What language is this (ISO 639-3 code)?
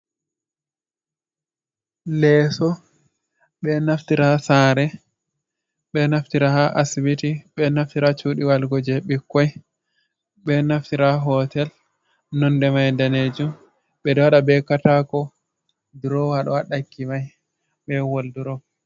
ful